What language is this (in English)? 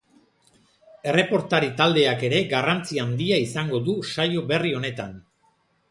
Basque